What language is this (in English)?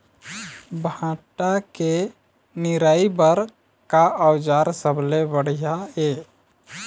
Chhattisgarhi